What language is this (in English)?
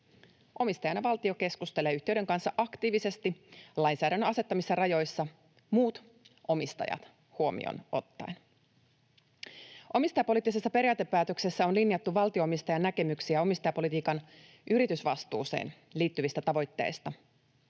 Finnish